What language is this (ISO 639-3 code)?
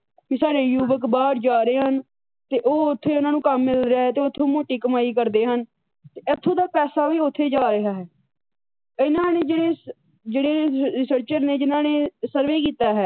pan